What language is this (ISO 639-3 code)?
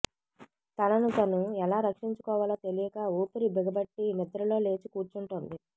tel